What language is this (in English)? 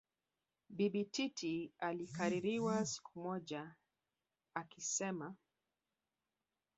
Swahili